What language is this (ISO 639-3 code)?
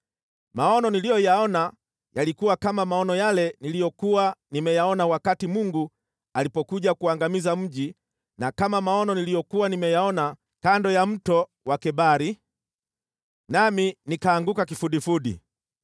swa